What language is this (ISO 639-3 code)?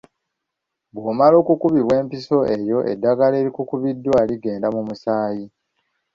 lug